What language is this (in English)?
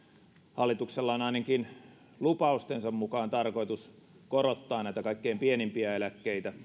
Finnish